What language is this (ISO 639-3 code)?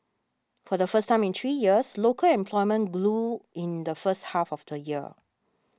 eng